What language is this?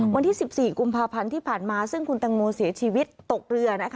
Thai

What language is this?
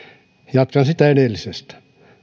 Finnish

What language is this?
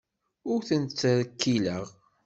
Kabyle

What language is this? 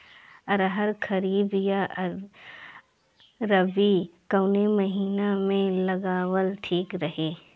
Bhojpuri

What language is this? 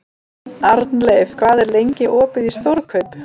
Icelandic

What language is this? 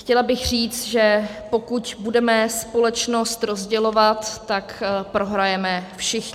Czech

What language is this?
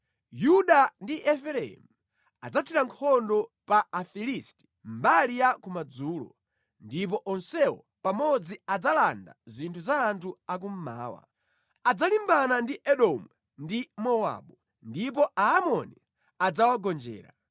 Nyanja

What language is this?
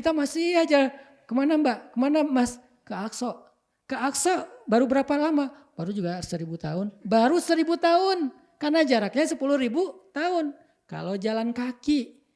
Indonesian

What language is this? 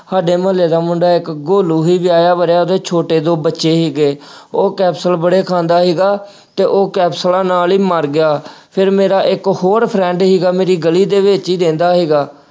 Punjabi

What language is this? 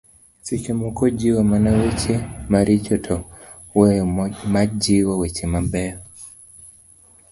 Luo (Kenya and Tanzania)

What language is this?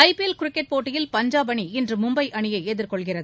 Tamil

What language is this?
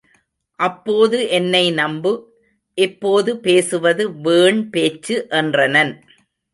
Tamil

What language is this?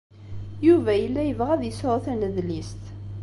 Kabyle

